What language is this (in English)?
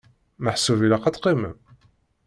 Kabyle